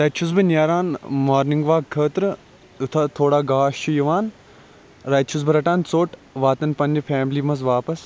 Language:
Kashmiri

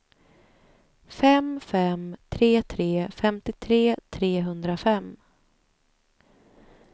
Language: Swedish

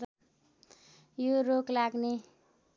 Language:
Nepali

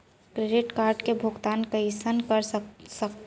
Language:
Chhattisgarhi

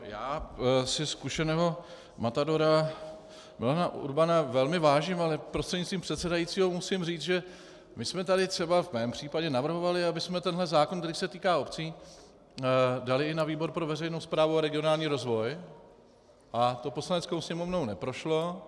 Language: Czech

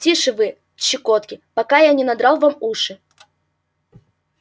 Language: Russian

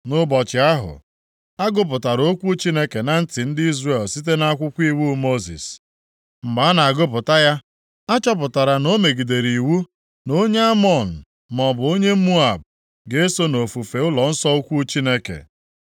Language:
Igbo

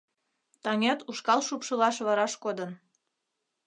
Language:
Mari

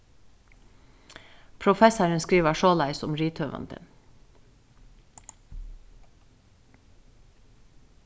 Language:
Faroese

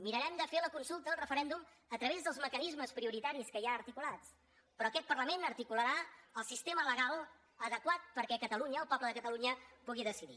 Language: Catalan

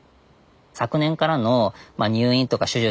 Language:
Japanese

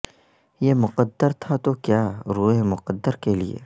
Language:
Urdu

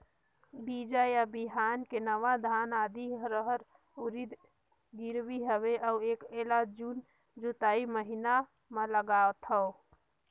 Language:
Chhattisgarhi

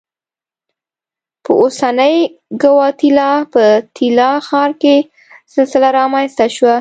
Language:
Pashto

